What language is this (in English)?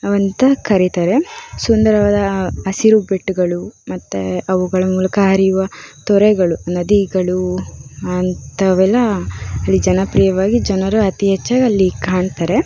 Kannada